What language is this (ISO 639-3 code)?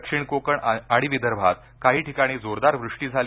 mar